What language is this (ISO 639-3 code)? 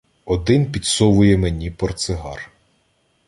ukr